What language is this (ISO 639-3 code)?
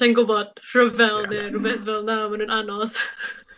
cym